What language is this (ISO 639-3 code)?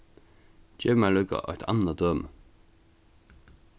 fao